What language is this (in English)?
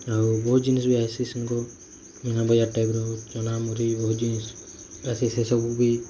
Odia